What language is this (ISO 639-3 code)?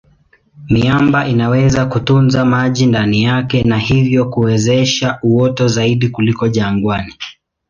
swa